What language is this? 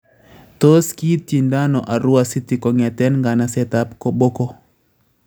Kalenjin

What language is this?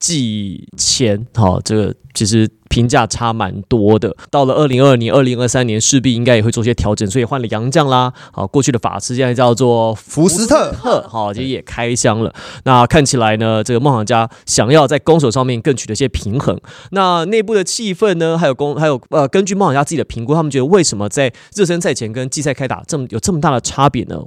Chinese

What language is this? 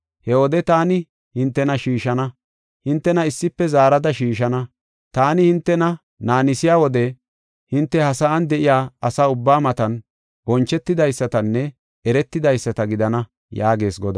Gofa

